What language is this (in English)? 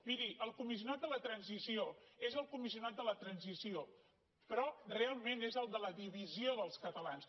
Catalan